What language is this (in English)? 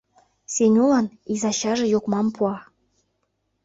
Mari